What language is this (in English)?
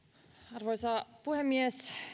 Finnish